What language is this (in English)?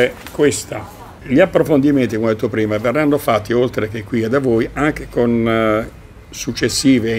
Italian